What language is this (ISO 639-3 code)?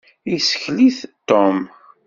kab